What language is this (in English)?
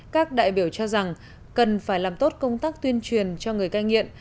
Vietnamese